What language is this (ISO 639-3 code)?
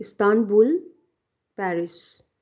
nep